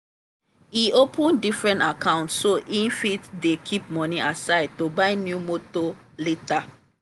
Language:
Nigerian Pidgin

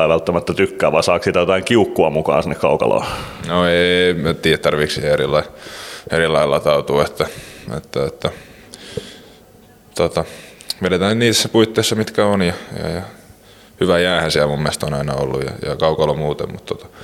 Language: Finnish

